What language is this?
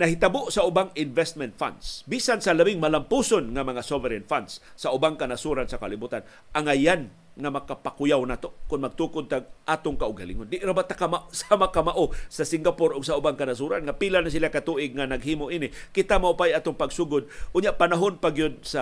Filipino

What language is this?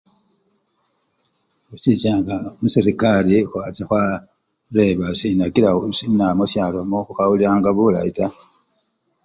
Luyia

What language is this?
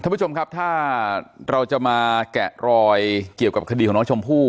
Thai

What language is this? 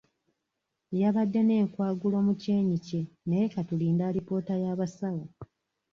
Ganda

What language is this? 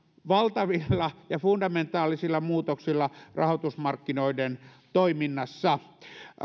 Finnish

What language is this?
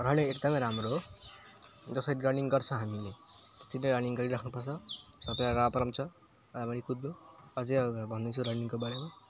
Nepali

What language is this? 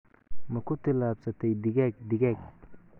Somali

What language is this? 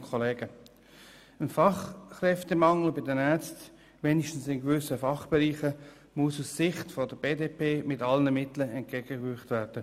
Swiss German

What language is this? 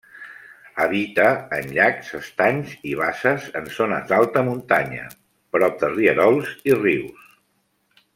Catalan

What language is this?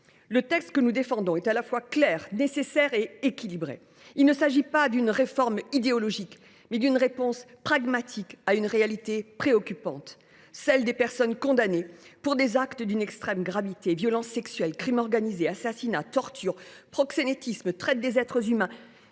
French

